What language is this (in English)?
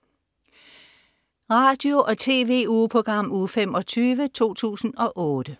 Danish